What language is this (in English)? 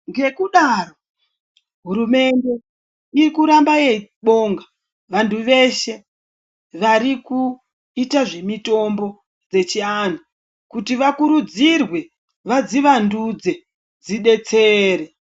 Ndau